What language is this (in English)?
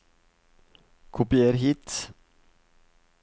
Norwegian